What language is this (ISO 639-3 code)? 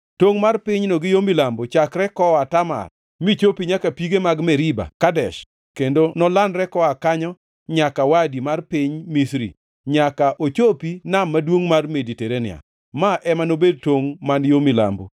luo